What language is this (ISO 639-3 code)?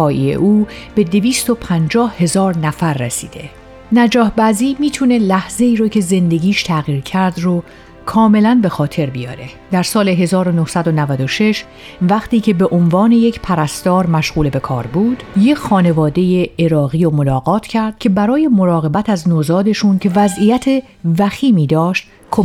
fas